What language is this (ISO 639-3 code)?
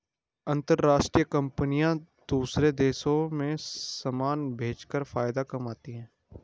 hin